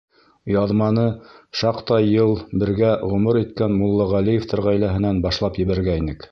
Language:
Bashkir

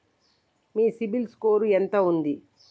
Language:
Telugu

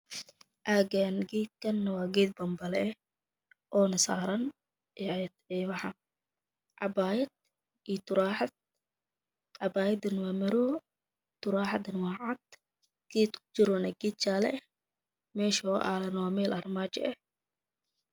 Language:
Somali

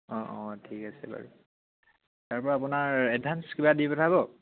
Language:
Assamese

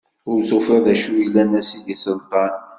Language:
Kabyle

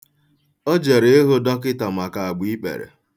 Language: Igbo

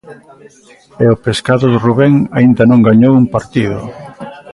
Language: Galician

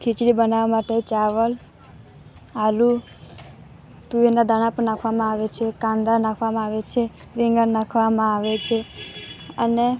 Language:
Gujarati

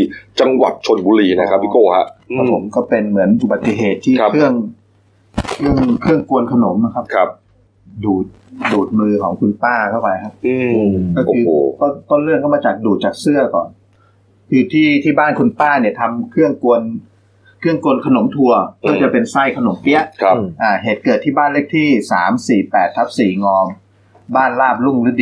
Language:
Thai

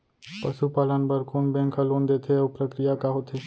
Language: Chhattisgarhi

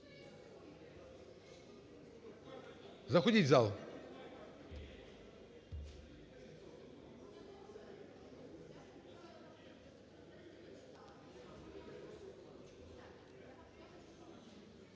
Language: Ukrainian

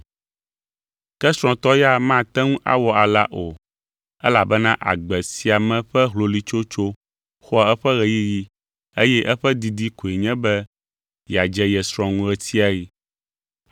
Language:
Ewe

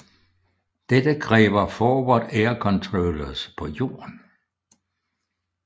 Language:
Danish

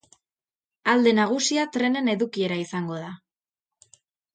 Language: Basque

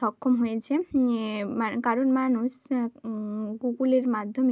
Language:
Bangla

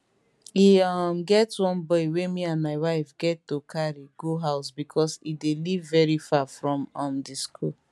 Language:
Nigerian Pidgin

